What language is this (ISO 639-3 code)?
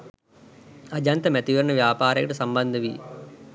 sin